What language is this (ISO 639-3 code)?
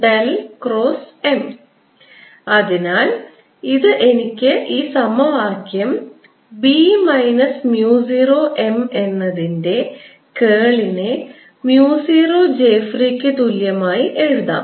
mal